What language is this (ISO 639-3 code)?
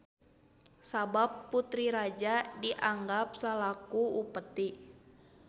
sun